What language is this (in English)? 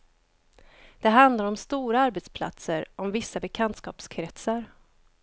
Swedish